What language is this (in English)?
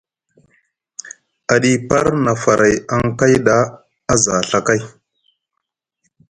Musgu